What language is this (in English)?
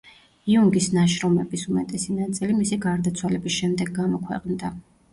Georgian